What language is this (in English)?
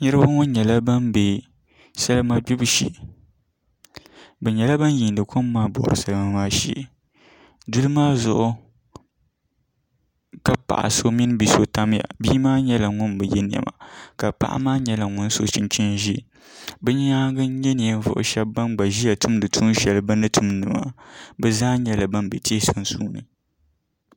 Dagbani